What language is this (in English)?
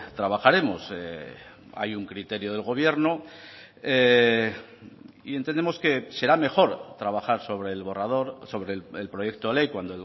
Spanish